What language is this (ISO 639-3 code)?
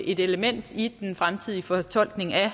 dan